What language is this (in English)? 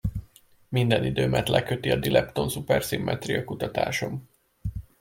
Hungarian